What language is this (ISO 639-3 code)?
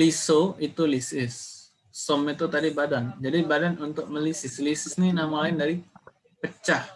ind